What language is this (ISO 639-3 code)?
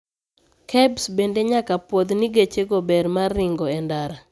luo